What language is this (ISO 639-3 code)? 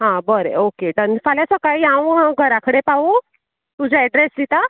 kok